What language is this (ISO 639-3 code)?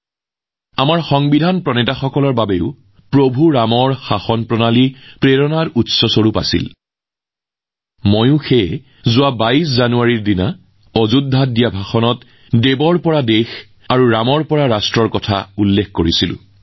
asm